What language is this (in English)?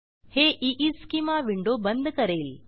Marathi